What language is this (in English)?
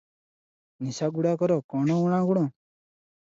Odia